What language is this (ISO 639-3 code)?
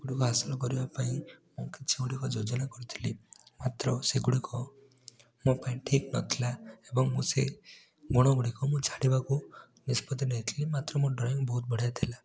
ori